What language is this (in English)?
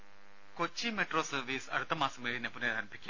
Malayalam